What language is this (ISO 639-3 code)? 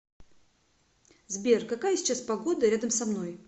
rus